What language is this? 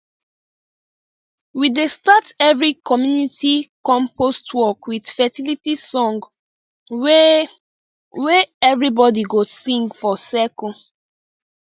Nigerian Pidgin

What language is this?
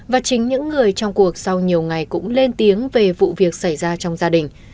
Vietnamese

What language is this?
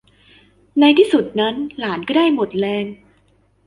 Thai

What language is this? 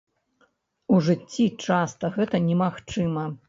Belarusian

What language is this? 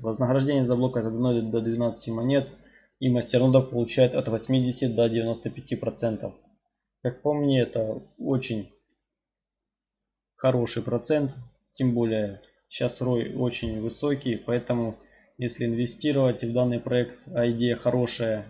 Russian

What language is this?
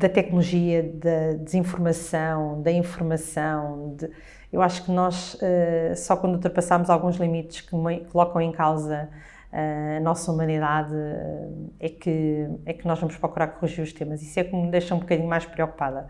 Portuguese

